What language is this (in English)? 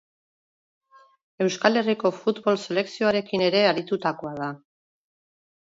Basque